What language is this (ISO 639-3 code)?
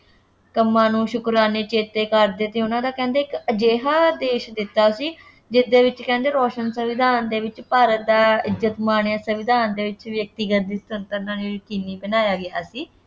pan